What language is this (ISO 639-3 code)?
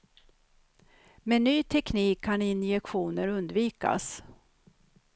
swe